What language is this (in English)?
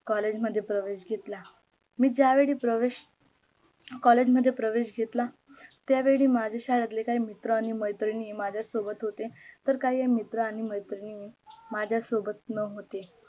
Marathi